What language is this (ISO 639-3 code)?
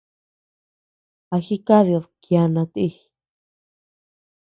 cux